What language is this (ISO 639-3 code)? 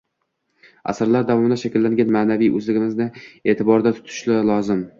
uzb